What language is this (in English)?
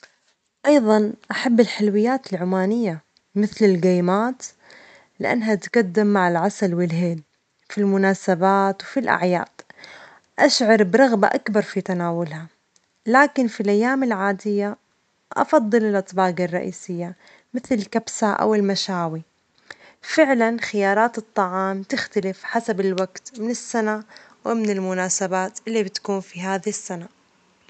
Omani Arabic